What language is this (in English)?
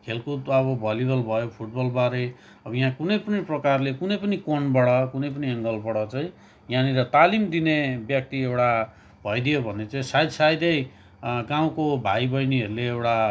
Nepali